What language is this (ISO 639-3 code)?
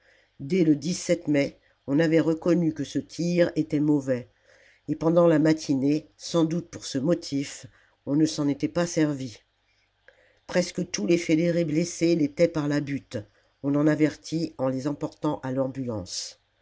fra